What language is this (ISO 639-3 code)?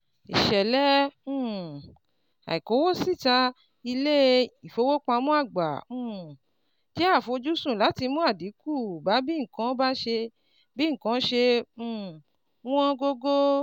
yor